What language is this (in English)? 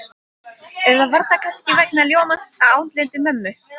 Icelandic